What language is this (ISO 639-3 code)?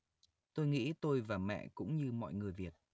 vie